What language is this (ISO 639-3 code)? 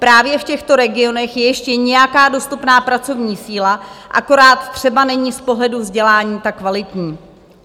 ces